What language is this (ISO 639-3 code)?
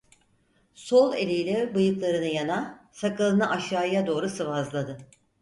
tur